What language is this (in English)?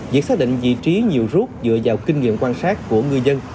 Vietnamese